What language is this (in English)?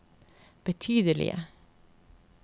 Norwegian